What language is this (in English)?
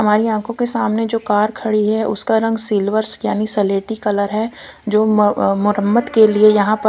Hindi